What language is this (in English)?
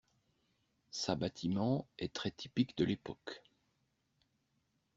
French